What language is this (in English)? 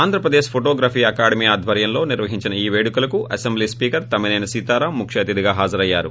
Telugu